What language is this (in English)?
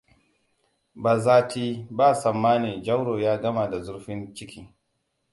Hausa